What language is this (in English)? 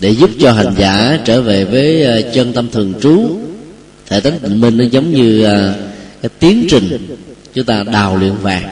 Vietnamese